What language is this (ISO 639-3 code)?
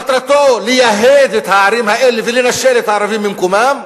heb